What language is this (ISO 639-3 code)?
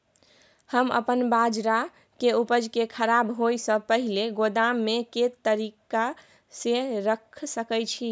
mai